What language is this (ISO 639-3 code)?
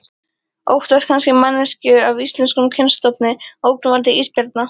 isl